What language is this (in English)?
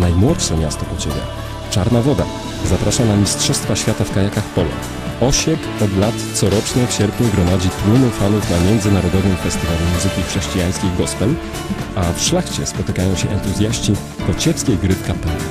Polish